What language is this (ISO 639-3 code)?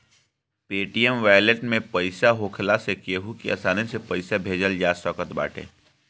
bho